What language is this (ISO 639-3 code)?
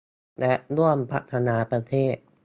tha